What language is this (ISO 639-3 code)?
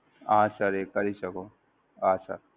guj